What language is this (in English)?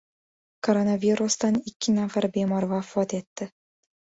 Uzbek